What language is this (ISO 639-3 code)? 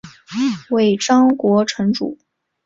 zho